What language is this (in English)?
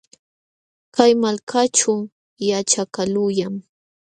Jauja Wanca Quechua